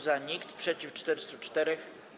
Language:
Polish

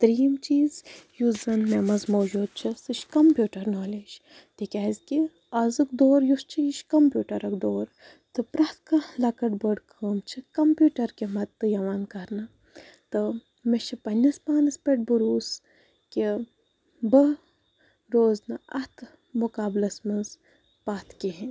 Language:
Kashmiri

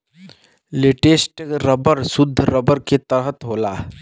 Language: Bhojpuri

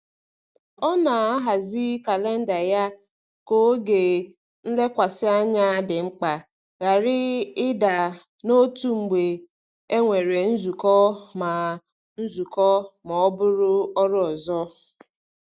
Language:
Igbo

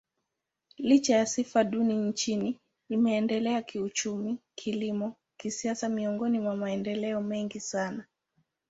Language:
Swahili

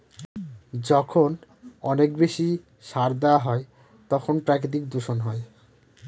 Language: Bangla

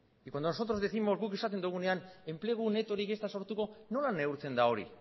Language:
Basque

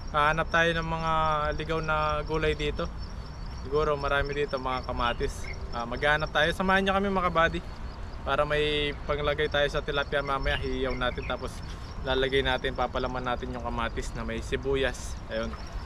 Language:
Filipino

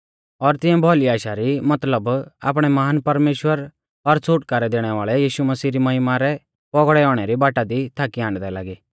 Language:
Mahasu Pahari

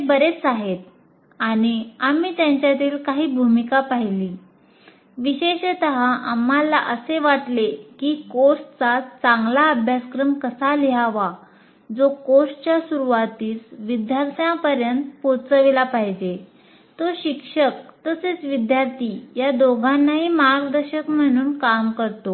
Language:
Marathi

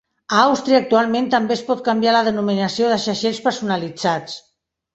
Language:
Catalan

